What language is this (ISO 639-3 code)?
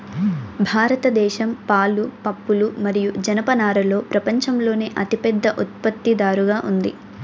tel